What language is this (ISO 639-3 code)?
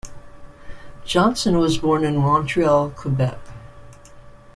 eng